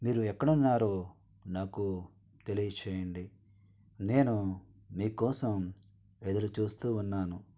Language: Telugu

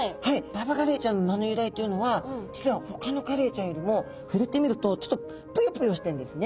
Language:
Japanese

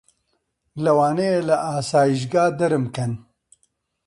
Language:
Central Kurdish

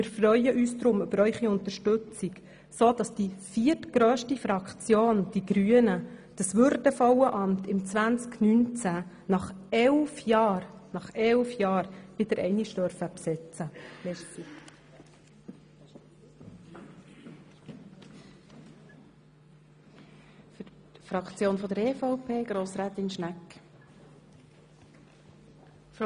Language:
Swiss German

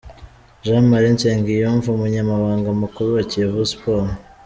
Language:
Kinyarwanda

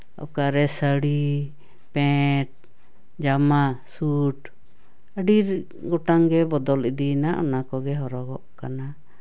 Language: Santali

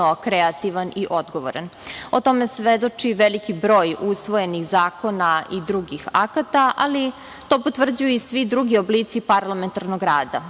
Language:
Serbian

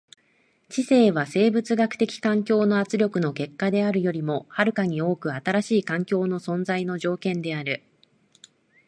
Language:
Japanese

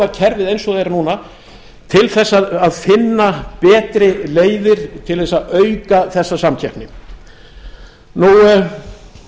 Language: Icelandic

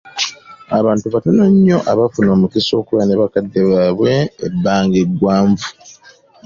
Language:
Ganda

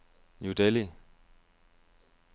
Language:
Danish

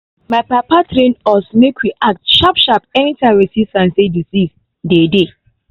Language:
Nigerian Pidgin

